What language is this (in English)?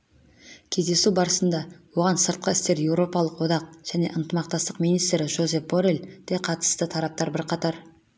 Kazakh